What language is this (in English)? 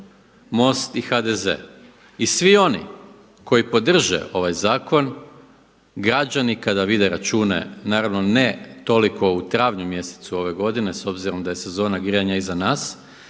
Croatian